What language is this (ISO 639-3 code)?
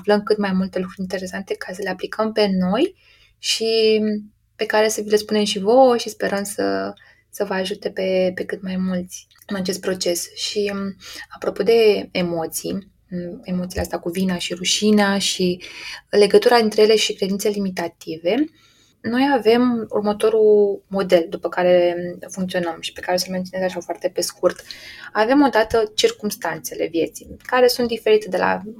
ron